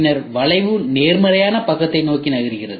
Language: Tamil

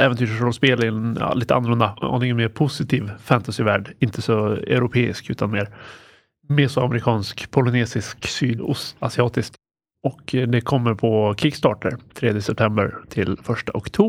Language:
Swedish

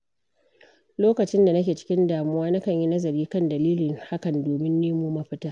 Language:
Hausa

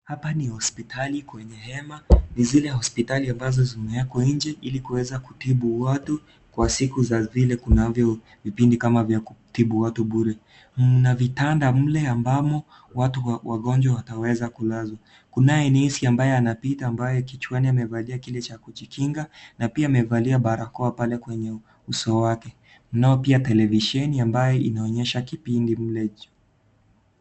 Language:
Swahili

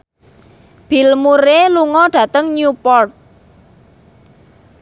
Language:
Javanese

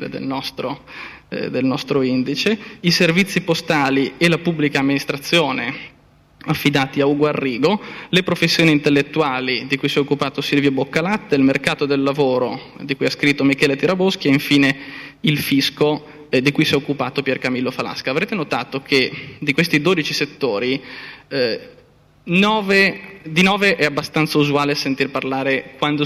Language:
Italian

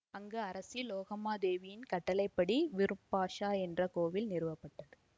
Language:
Tamil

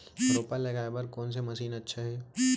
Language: Chhattisgarhi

